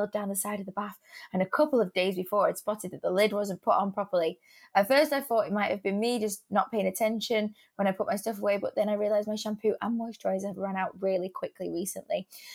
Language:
English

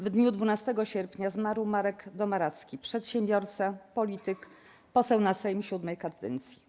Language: Polish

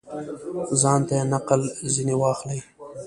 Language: Pashto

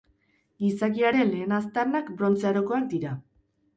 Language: Basque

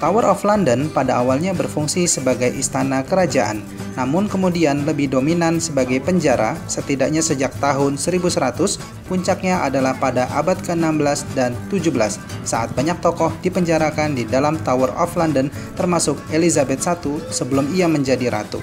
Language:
Indonesian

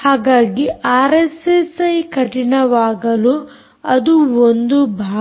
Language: Kannada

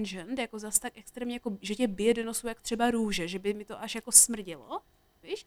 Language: Czech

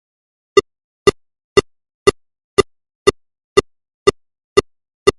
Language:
Mongolian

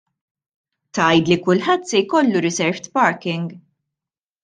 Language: Maltese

